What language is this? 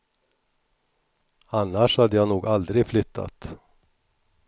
Swedish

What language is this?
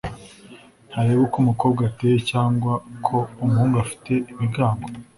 Kinyarwanda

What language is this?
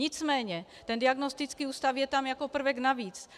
Czech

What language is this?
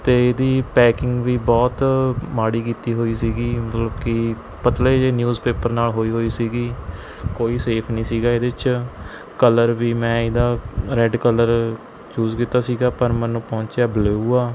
Punjabi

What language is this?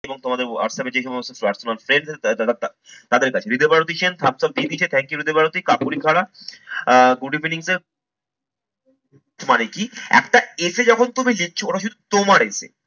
Bangla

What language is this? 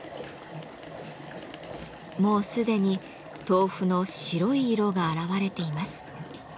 Japanese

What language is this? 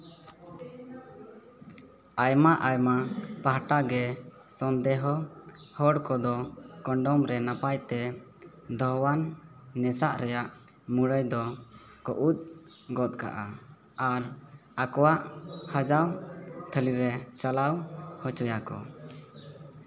Santali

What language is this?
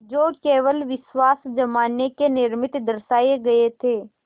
Hindi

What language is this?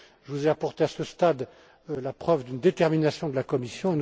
French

